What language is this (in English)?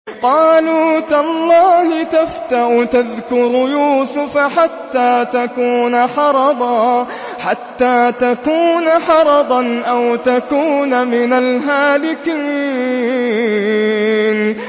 Arabic